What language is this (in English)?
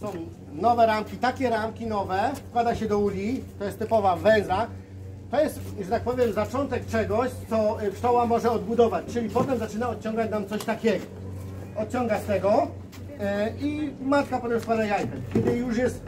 Polish